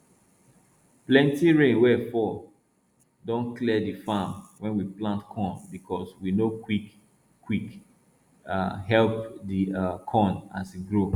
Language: Nigerian Pidgin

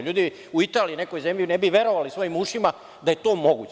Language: Serbian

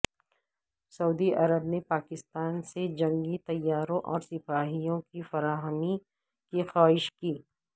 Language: Urdu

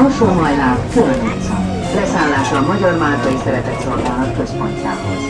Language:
Hungarian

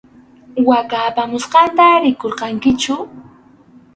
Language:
Arequipa-La Unión Quechua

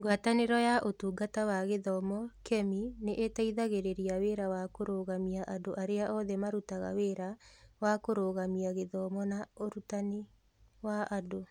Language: Kikuyu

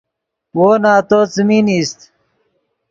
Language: Yidgha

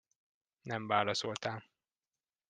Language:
Hungarian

